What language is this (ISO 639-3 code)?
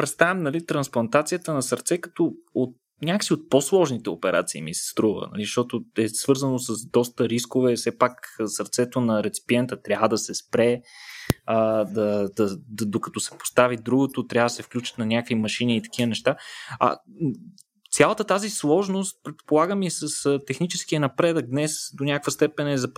bul